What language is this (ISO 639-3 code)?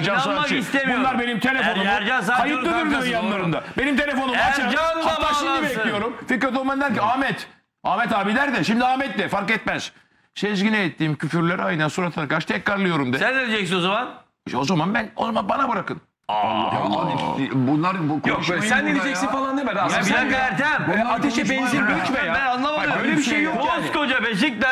tur